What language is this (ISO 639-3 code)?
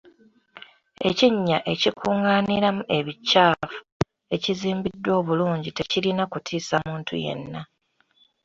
lug